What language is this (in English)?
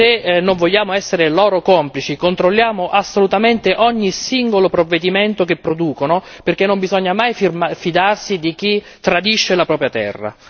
Italian